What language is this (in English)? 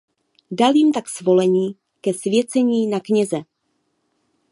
Czech